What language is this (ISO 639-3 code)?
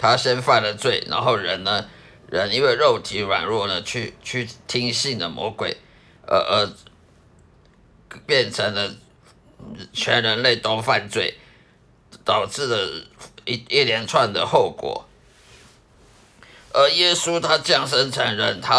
zho